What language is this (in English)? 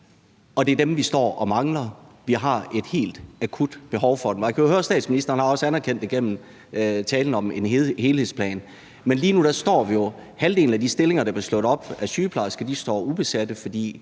Danish